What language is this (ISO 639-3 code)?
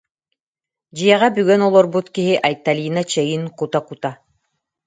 sah